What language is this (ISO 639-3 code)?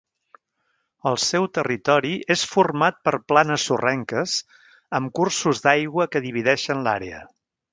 cat